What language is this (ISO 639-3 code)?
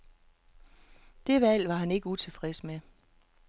dan